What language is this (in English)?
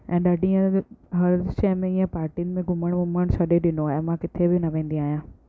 Sindhi